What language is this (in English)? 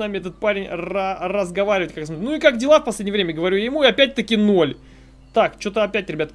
Russian